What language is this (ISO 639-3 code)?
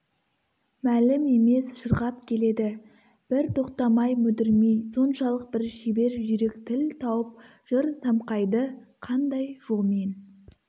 kaz